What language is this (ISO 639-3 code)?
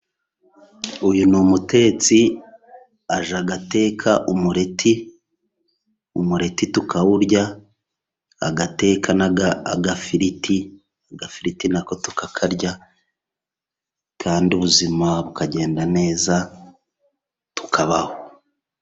kin